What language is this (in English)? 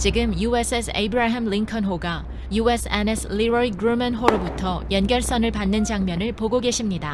Korean